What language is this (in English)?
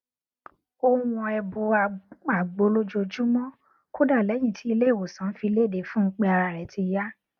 Yoruba